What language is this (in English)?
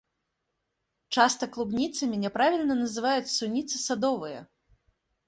Belarusian